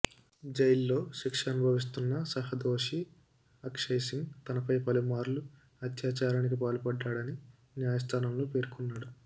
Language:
Telugu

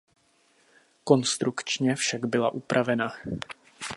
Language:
Czech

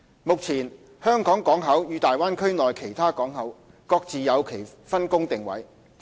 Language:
Cantonese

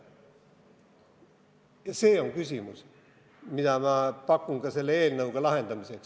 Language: Estonian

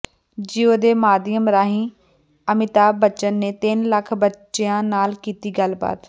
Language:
Punjabi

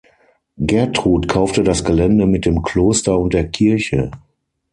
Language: German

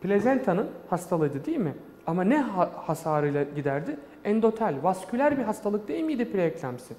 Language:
Turkish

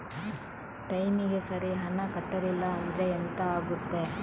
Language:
Kannada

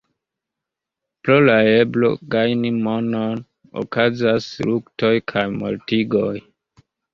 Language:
Esperanto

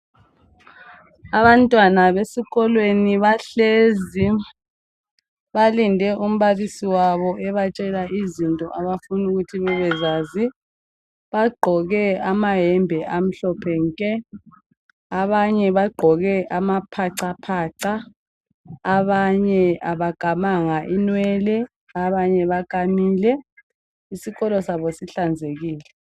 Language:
North Ndebele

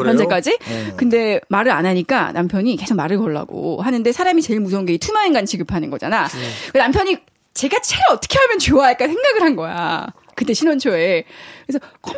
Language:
Korean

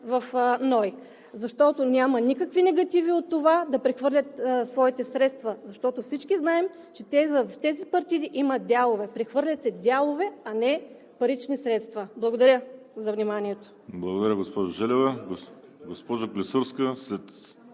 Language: Bulgarian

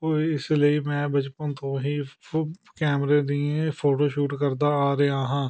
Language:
Punjabi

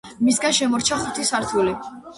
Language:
Georgian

